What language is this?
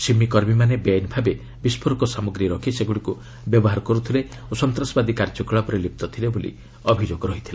Odia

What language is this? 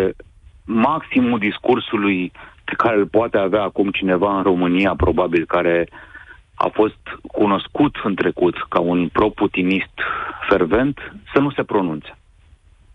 Romanian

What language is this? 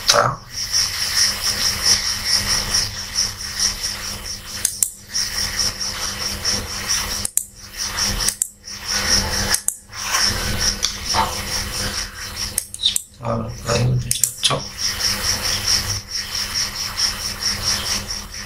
Indonesian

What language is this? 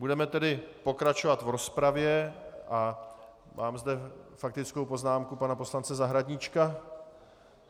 Czech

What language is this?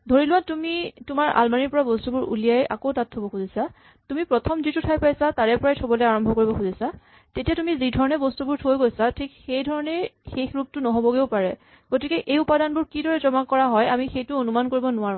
Assamese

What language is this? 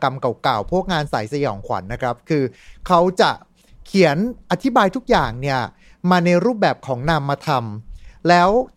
Thai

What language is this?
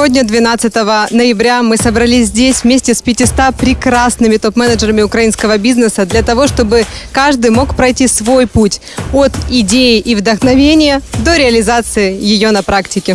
Russian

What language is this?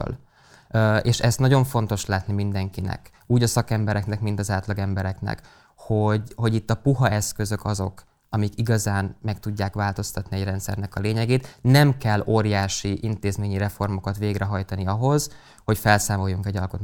Hungarian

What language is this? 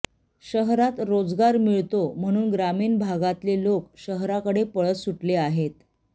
Marathi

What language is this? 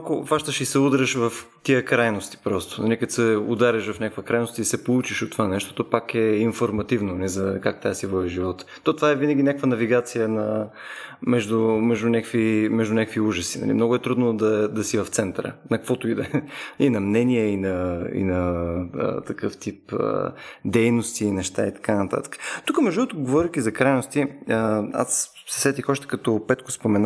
Bulgarian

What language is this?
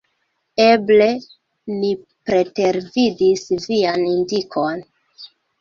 Esperanto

